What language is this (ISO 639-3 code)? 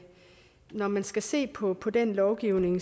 dan